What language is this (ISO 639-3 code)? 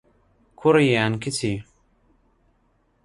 ckb